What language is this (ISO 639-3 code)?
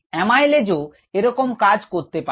ben